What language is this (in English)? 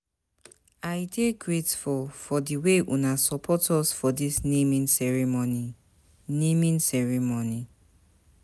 Nigerian Pidgin